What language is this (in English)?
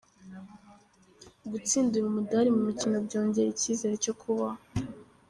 Kinyarwanda